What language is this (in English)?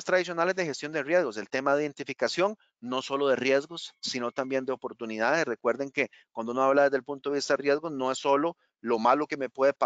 Spanish